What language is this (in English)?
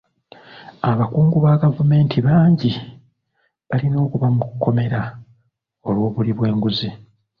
Ganda